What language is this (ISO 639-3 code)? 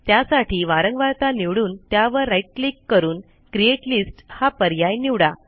mar